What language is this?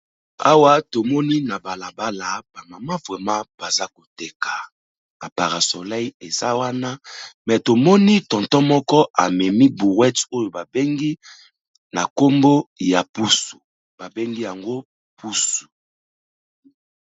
Lingala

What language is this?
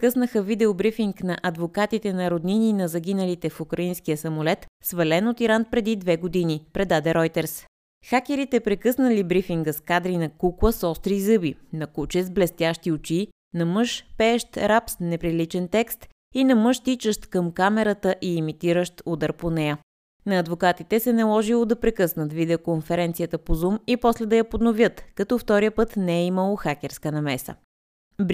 Bulgarian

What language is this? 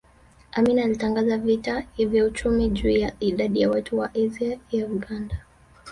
Swahili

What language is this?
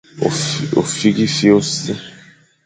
Fang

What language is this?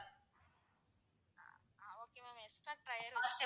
Tamil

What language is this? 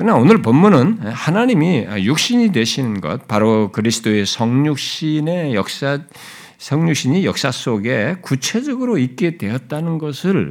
Korean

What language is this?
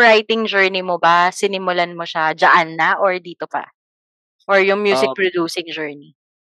Filipino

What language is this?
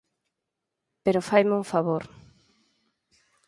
Galician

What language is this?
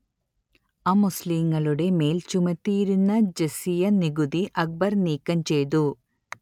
Malayalam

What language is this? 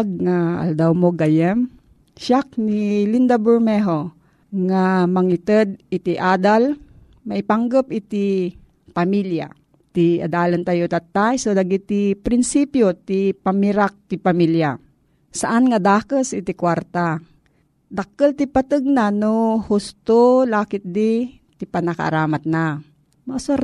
Filipino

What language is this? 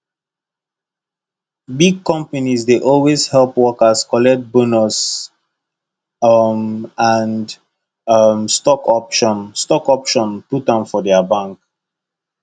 Nigerian Pidgin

